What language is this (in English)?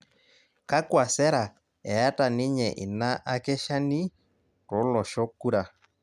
Masai